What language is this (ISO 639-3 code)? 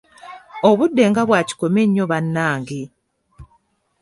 lug